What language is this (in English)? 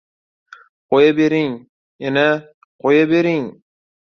Uzbek